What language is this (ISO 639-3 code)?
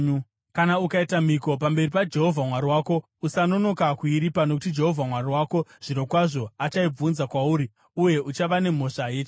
sna